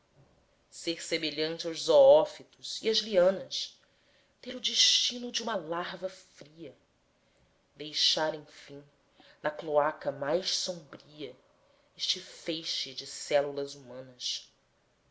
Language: Portuguese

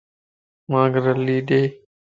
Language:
Lasi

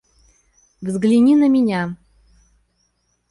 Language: Russian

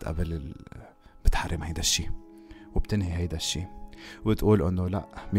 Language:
Arabic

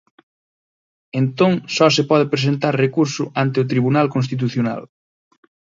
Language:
Galician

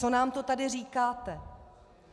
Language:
Czech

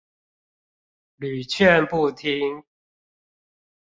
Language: Chinese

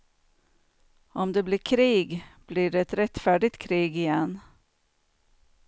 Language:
Swedish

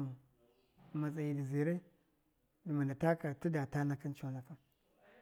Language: Miya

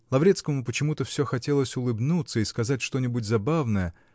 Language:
Russian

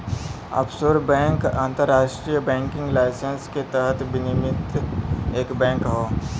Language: Bhojpuri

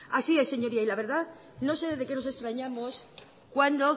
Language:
Spanish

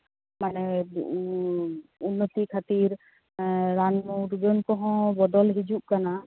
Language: Santali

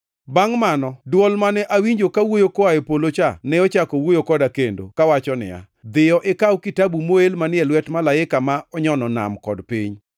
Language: Luo (Kenya and Tanzania)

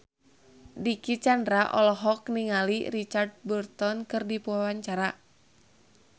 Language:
Sundanese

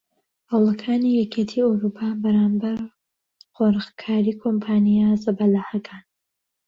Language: Central Kurdish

